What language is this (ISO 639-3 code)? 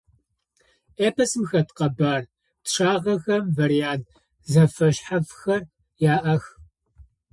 ady